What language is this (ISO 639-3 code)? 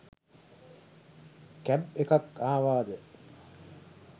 sin